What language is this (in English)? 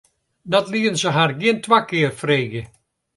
Western Frisian